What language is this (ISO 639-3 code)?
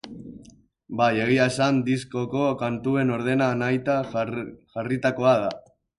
eus